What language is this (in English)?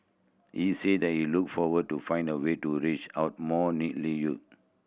English